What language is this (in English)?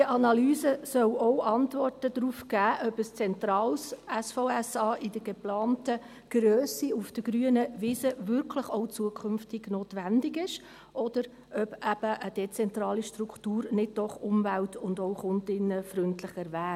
Swiss German